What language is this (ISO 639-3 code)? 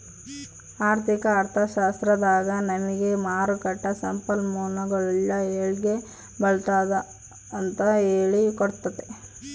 kan